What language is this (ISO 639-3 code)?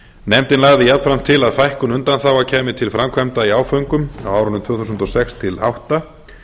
isl